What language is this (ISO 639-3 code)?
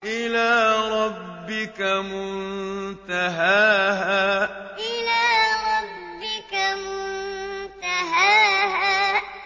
ara